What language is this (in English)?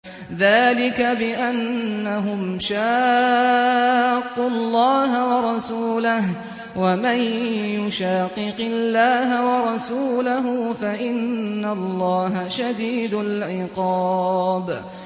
Arabic